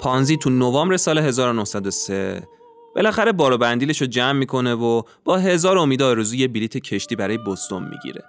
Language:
Persian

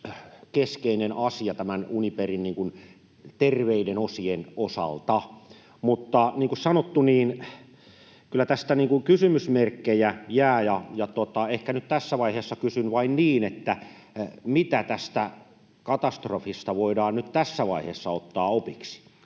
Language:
Finnish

